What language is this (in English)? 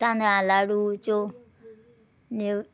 Konkani